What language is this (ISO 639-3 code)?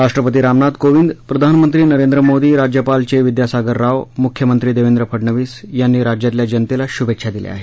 mar